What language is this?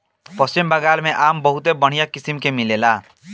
Bhojpuri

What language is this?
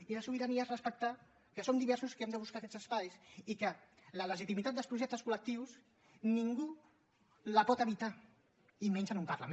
Catalan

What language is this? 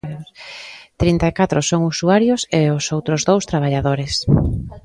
Galician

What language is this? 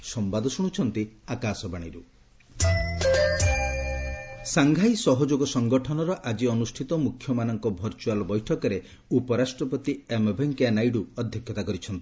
Odia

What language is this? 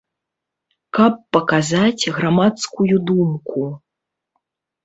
Belarusian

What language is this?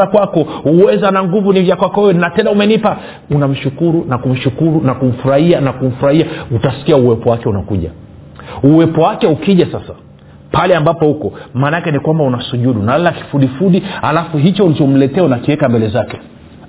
Swahili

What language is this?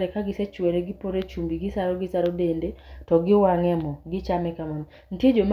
Luo (Kenya and Tanzania)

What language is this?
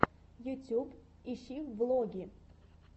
Russian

